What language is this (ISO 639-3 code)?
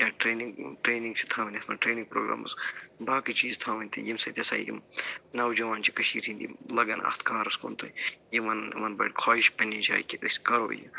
kas